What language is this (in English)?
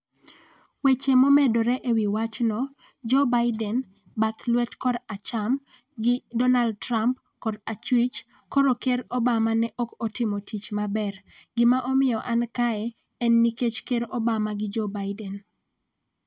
Luo (Kenya and Tanzania)